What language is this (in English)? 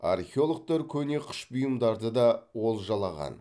Kazakh